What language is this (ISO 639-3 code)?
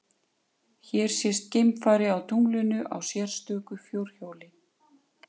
isl